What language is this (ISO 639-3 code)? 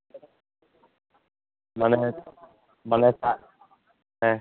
ben